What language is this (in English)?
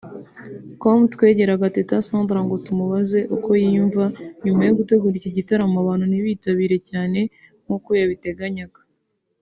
Kinyarwanda